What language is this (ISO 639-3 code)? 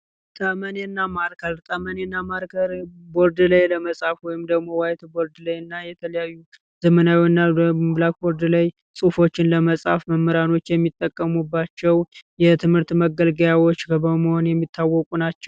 amh